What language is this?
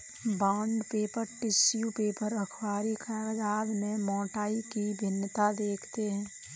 Hindi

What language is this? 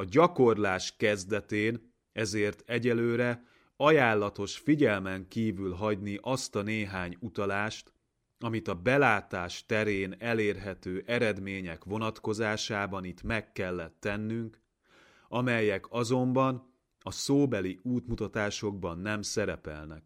Hungarian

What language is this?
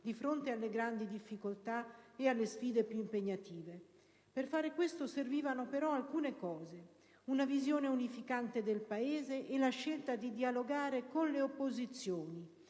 Italian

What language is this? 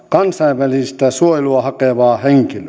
Finnish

